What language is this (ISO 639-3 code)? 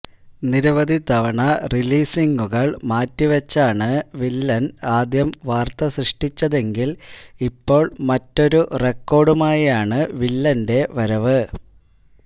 mal